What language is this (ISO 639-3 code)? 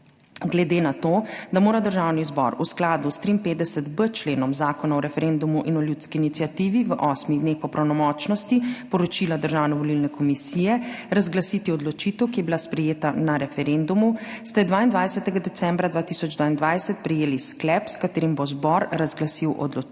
slv